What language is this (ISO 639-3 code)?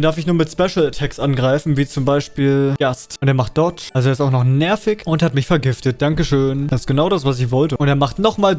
deu